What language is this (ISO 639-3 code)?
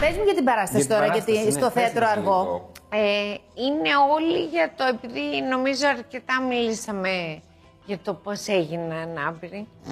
ell